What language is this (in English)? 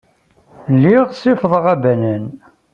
Kabyle